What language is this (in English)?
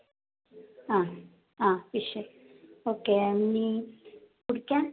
Malayalam